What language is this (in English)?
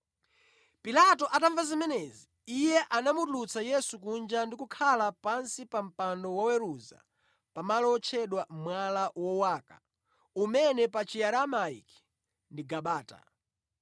Nyanja